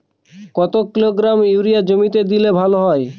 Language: Bangla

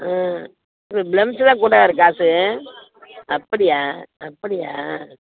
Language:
Tamil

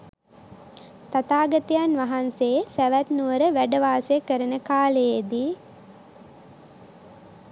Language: Sinhala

